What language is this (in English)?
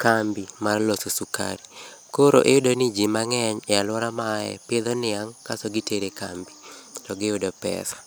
Luo (Kenya and Tanzania)